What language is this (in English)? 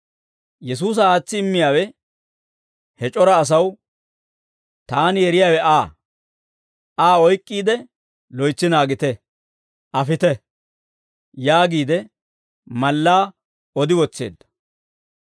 Dawro